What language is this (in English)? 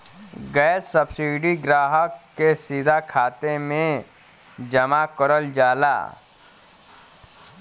Bhojpuri